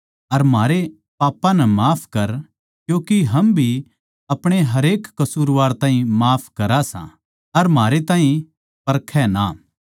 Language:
Haryanvi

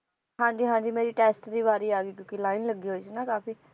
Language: Punjabi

